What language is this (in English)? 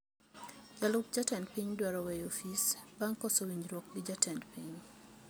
Luo (Kenya and Tanzania)